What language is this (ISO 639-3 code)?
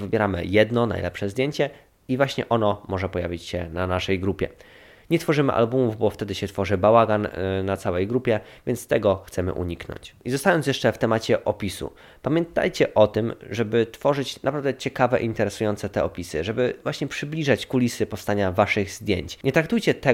pol